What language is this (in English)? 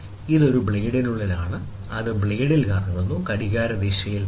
Malayalam